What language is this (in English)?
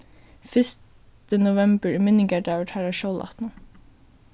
Faroese